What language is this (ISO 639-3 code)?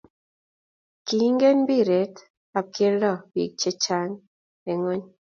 kln